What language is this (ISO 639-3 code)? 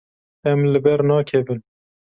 kur